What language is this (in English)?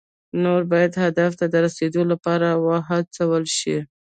Pashto